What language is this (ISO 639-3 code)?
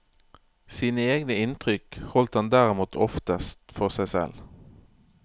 nor